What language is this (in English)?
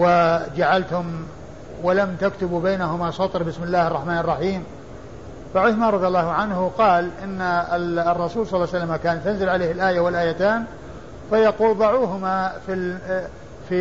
Arabic